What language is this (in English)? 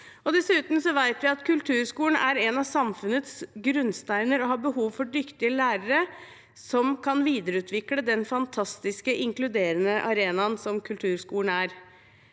Norwegian